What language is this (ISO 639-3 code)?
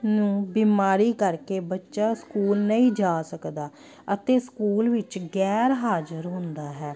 pan